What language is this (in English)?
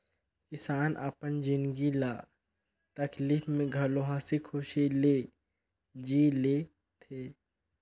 Chhattisgarhi